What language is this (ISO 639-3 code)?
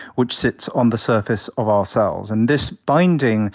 eng